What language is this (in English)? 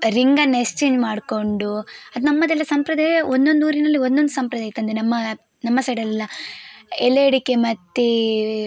Kannada